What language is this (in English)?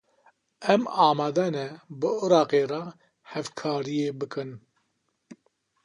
Kurdish